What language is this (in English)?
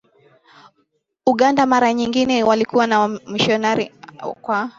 Swahili